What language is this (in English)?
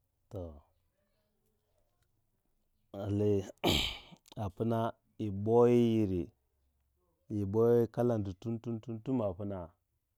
Waja